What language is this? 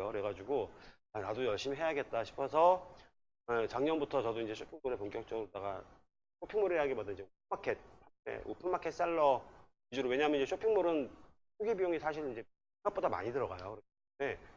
Korean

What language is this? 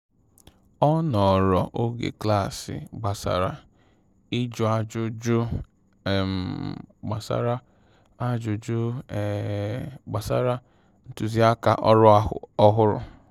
Igbo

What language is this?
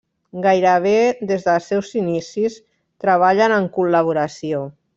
Catalan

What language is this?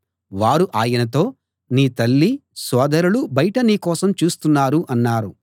Telugu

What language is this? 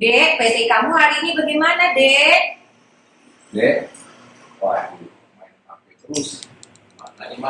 Indonesian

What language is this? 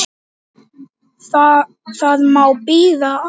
Icelandic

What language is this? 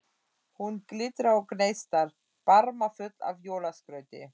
Icelandic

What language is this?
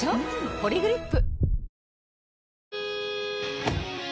Japanese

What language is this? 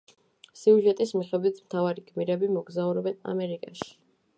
Georgian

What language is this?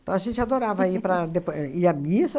Portuguese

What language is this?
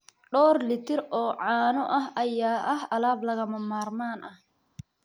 Somali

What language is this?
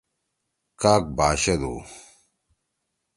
Torwali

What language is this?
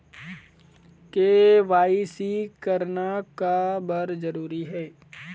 Chhattisgarhi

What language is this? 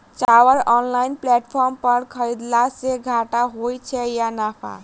Maithili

